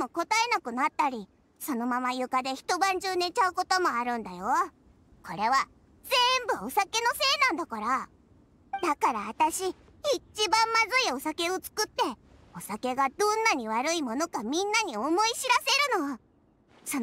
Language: Japanese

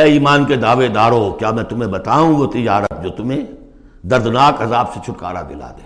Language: Urdu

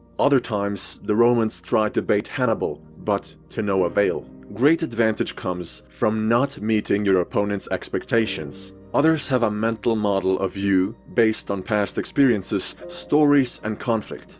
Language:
English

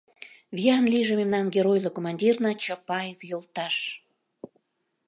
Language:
Mari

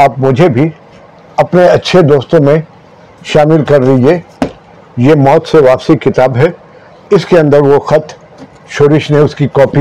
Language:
Urdu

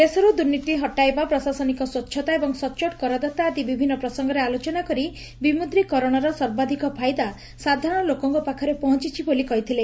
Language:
Odia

